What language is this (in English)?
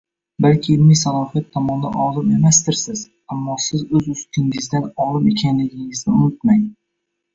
Uzbek